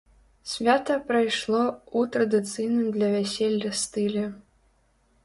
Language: Belarusian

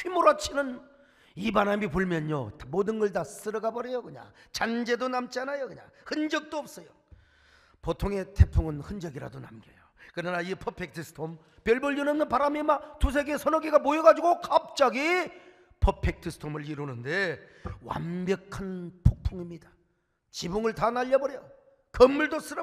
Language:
Korean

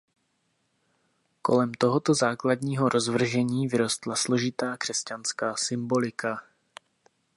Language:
Czech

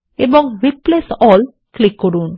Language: Bangla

